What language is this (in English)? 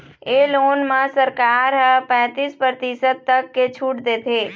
Chhattisgarhi